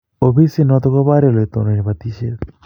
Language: Kalenjin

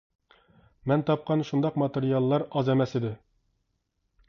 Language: Uyghur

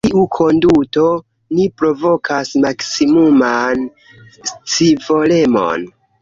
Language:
Esperanto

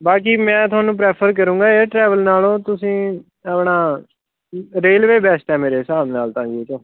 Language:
Punjabi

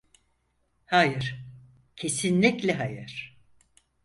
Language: Turkish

